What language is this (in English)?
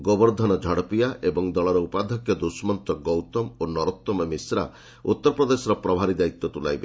Odia